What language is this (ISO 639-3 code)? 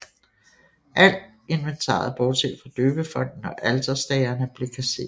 dan